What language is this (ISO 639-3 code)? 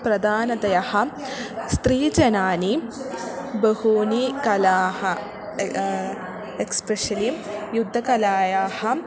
san